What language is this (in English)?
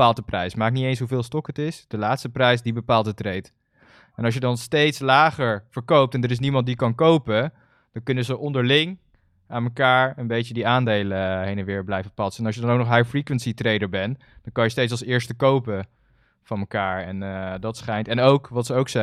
Dutch